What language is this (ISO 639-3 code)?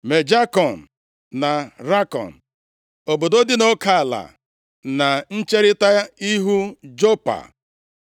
ibo